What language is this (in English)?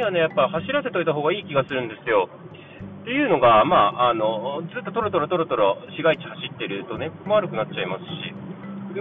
Japanese